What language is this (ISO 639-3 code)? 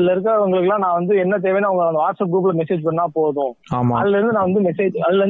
tam